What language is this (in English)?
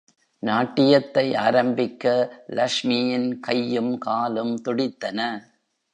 Tamil